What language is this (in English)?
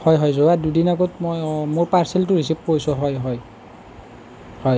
Assamese